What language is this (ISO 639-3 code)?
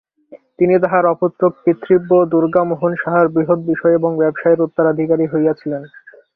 ben